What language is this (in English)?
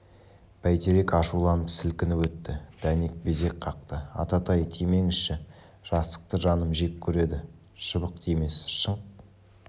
Kazakh